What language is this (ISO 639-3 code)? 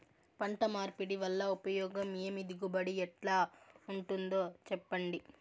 tel